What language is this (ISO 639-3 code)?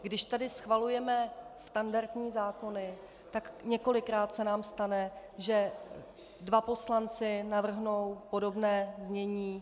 ces